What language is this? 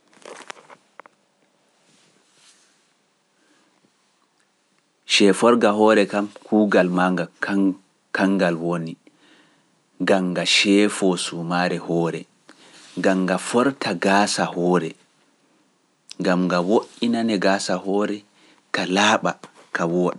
Pular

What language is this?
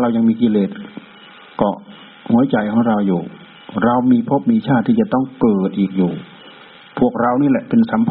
Thai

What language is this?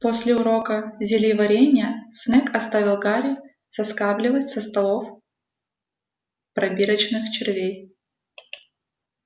Russian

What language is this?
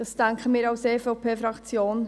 Swiss German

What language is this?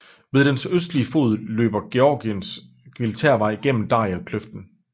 Danish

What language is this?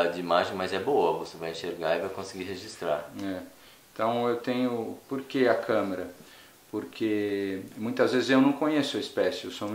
Portuguese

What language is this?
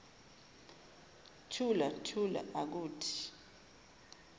Zulu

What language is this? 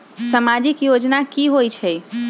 Magahi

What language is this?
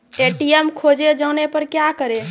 Maithili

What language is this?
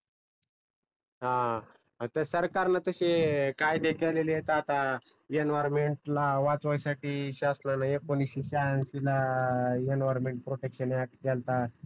Marathi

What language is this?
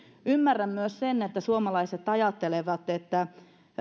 Finnish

